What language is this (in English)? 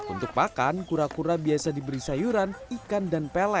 Indonesian